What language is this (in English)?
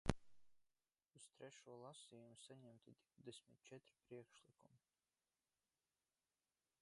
Latvian